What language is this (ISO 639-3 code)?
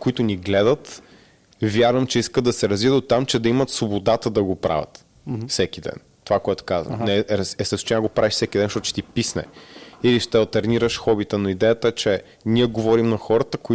bul